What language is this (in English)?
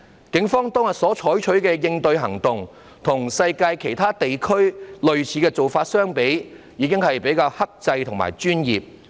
Cantonese